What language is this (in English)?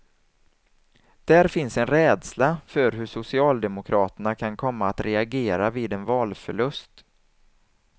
Swedish